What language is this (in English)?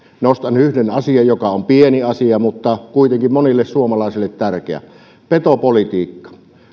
Finnish